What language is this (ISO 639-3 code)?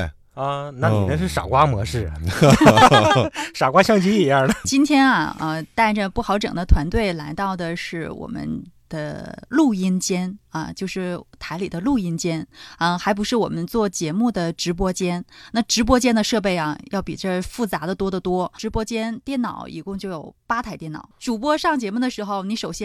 zho